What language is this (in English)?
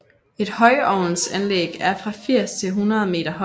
Danish